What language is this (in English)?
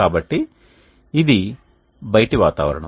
Telugu